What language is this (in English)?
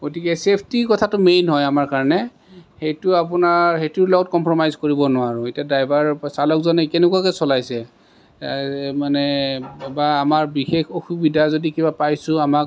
Assamese